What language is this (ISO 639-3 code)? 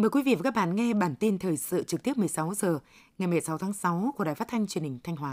vie